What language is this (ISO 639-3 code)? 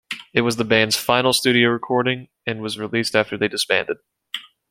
eng